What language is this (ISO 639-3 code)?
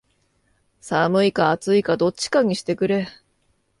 jpn